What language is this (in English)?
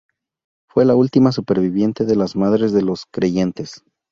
Spanish